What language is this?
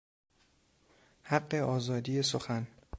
Persian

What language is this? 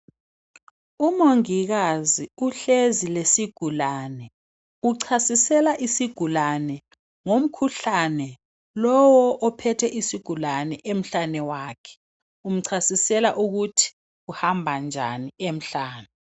North Ndebele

